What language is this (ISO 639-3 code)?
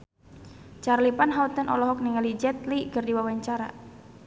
sun